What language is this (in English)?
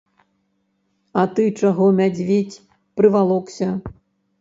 Belarusian